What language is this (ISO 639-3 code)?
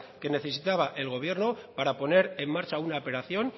spa